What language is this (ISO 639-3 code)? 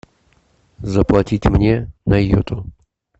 rus